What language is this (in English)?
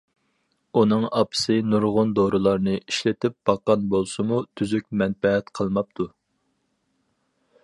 Uyghur